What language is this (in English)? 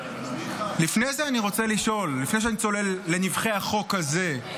Hebrew